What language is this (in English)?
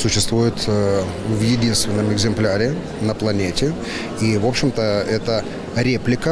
Russian